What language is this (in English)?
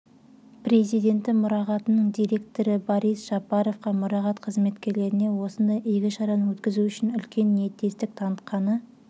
Kazakh